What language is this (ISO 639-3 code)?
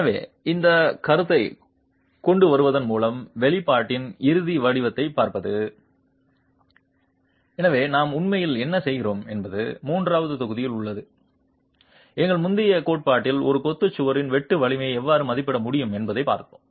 tam